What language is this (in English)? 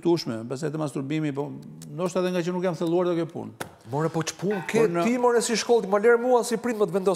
English